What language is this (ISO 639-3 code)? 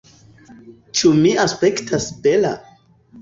epo